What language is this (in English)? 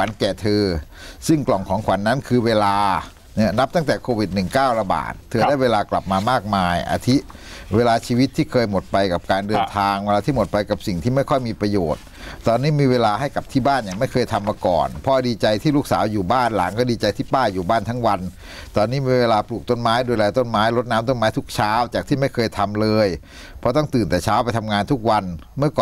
Thai